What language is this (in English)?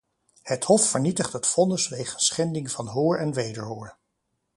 Dutch